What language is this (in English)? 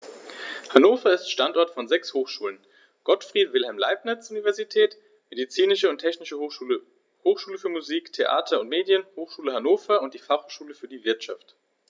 German